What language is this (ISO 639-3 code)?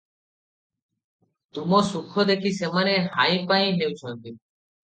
ori